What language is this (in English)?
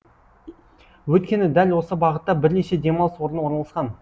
Kazakh